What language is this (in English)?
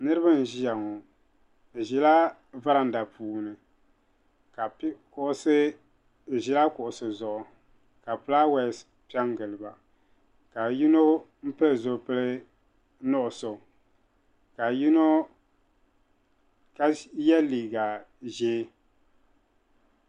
Dagbani